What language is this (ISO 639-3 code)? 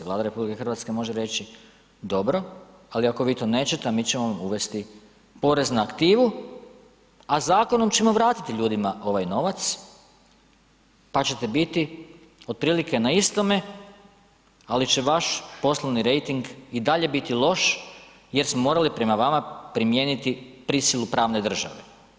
hrv